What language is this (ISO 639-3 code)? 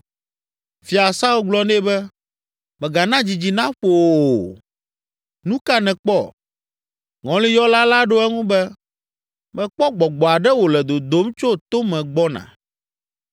ewe